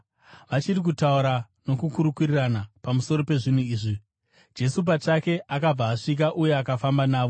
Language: Shona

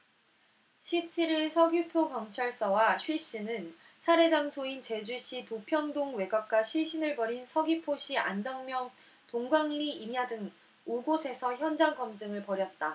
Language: Korean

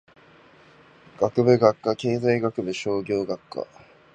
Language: Japanese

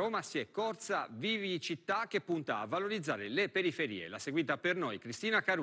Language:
Italian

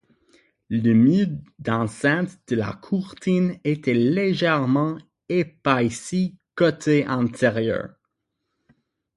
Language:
French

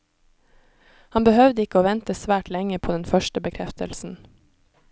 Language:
Norwegian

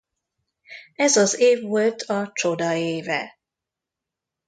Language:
Hungarian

